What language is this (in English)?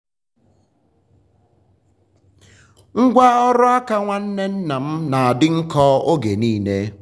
Igbo